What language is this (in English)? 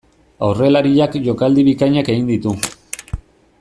Basque